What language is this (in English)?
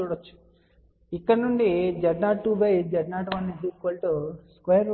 Telugu